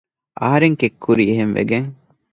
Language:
Divehi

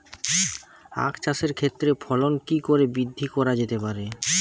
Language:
Bangla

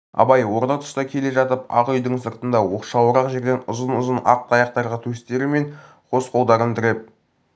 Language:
Kazakh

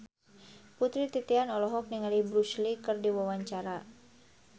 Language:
Sundanese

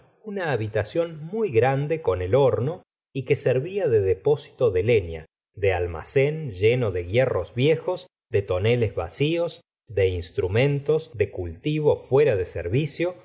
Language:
Spanish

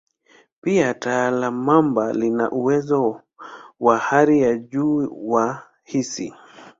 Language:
Swahili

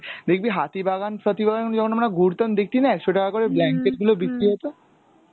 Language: Bangla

